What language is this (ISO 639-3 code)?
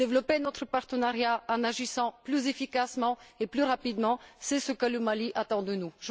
fra